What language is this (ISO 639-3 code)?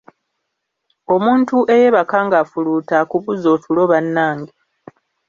lug